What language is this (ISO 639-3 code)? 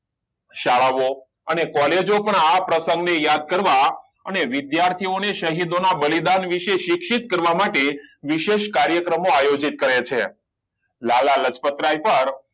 guj